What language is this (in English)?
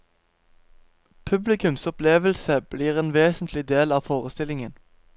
Norwegian